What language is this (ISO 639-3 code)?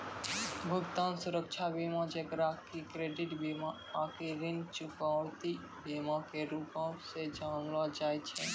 mai